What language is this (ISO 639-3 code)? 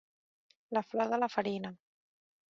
cat